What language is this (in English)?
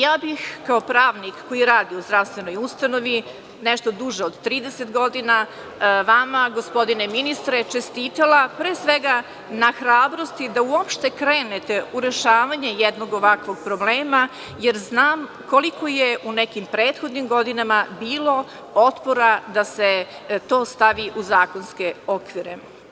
Serbian